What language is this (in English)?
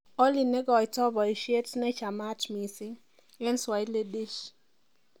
Kalenjin